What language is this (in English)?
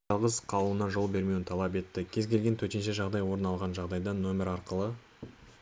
Kazakh